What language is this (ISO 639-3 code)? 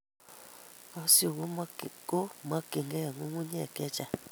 kln